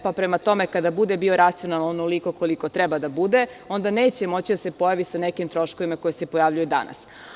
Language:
Serbian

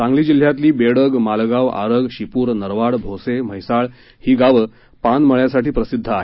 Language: Marathi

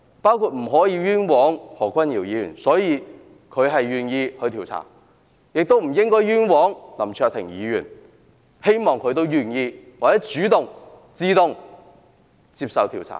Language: Cantonese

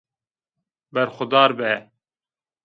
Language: Zaza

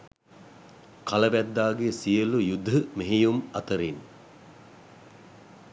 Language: Sinhala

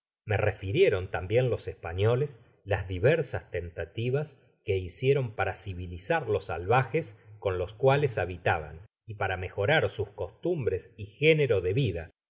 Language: Spanish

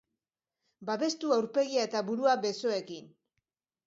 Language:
Basque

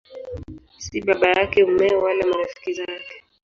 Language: Swahili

